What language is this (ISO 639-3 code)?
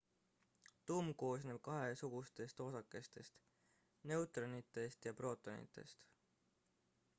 est